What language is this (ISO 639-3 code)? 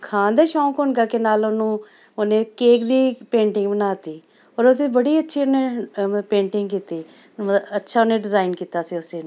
pan